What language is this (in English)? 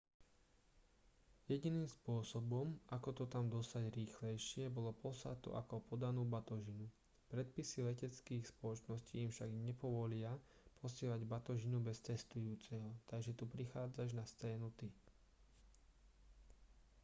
Slovak